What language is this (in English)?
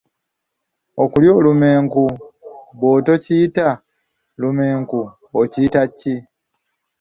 Ganda